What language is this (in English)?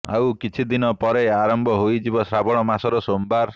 Odia